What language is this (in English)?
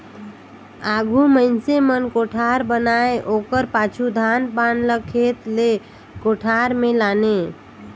Chhattisgarhi